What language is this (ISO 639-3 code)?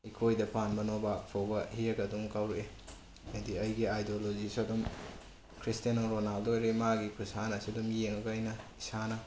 mni